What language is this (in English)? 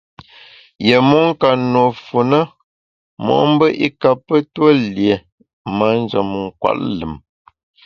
Bamun